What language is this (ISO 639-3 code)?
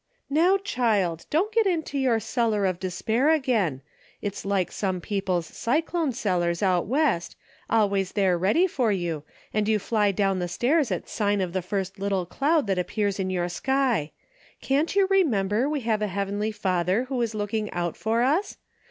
eng